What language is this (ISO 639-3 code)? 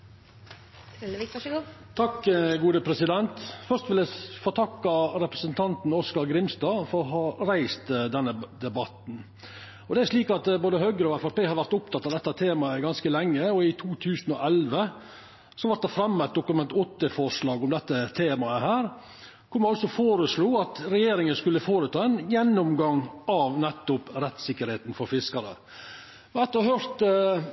nor